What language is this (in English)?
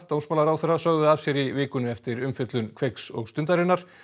Icelandic